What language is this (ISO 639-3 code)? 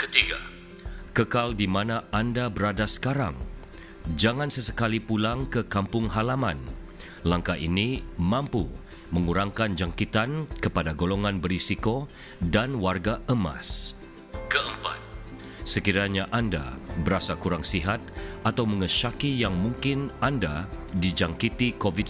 msa